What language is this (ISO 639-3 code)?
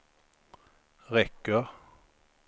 swe